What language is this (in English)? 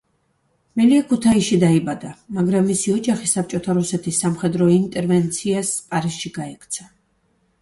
Georgian